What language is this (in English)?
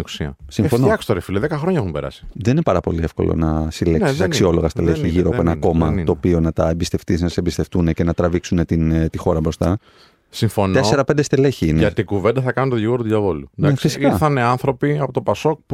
Greek